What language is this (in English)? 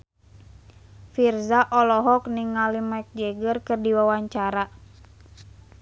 Sundanese